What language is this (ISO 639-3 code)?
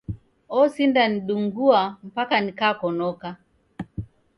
dav